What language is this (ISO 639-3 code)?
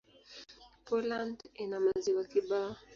swa